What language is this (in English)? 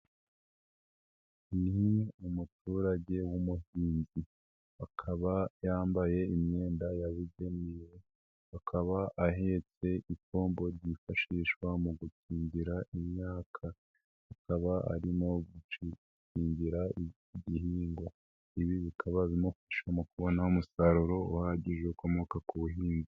Kinyarwanda